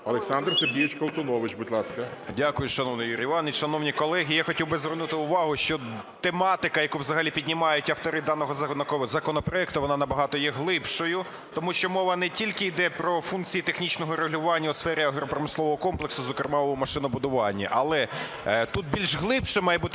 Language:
Ukrainian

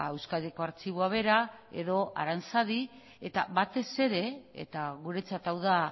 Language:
Basque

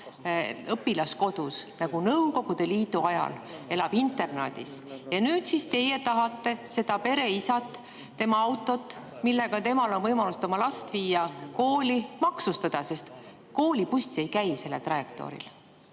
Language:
Estonian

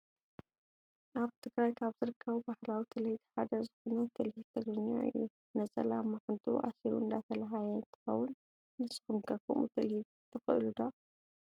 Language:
Tigrinya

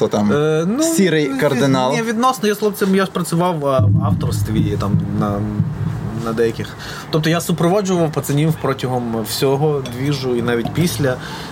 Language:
Ukrainian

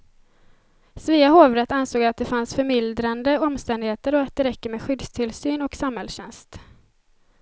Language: Swedish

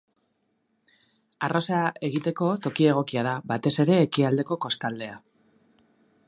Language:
Basque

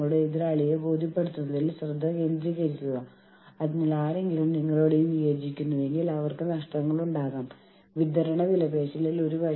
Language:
Malayalam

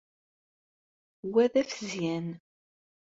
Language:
Kabyle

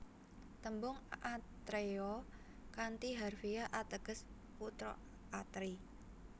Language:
Javanese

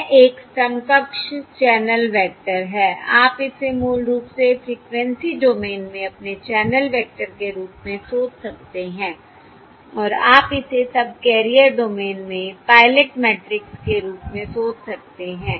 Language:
Hindi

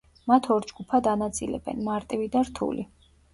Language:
Georgian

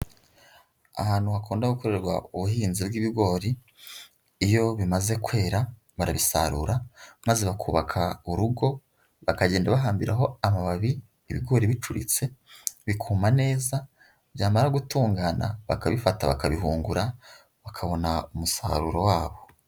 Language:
Kinyarwanda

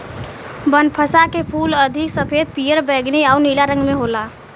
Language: Bhojpuri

